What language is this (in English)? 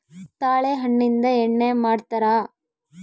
Kannada